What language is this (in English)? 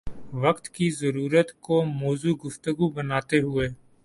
Urdu